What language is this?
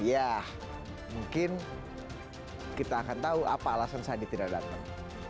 Indonesian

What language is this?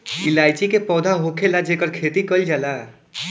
Bhojpuri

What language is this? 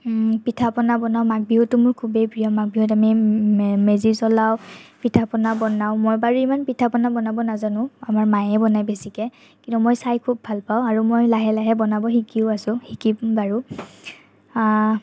Assamese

